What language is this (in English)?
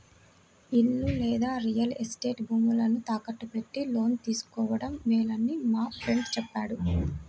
Telugu